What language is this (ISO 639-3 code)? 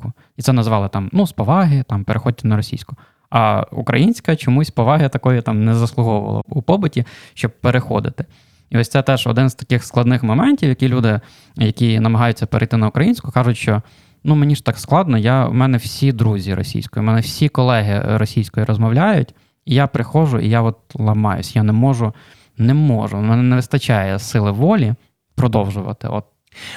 ukr